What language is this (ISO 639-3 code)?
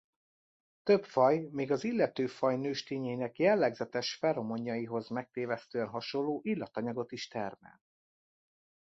hun